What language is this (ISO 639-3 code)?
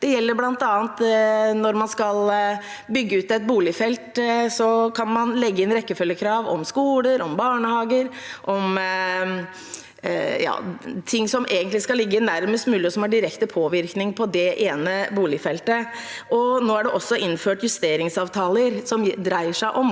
nor